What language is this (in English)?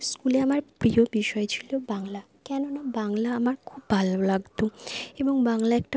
Bangla